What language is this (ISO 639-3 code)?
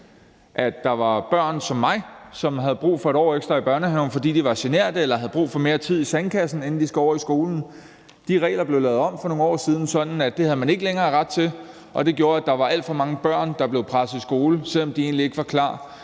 dan